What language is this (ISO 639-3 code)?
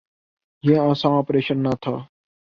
urd